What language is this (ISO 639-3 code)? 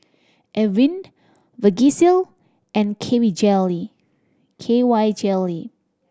eng